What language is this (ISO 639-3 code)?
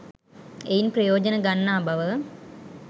sin